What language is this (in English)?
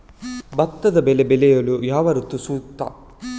Kannada